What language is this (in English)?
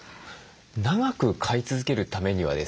Japanese